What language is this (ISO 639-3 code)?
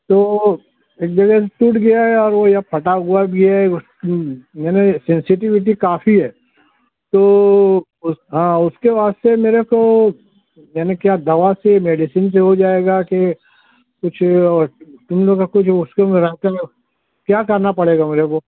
urd